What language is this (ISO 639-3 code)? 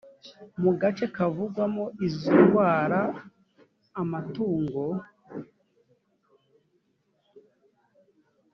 kin